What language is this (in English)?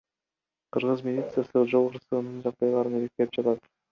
Kyrgyz